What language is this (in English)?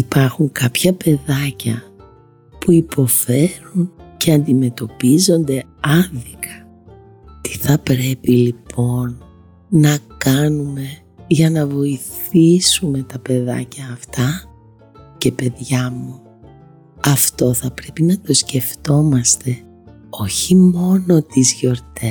Greek